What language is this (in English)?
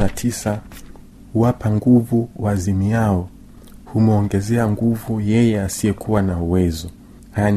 Swahili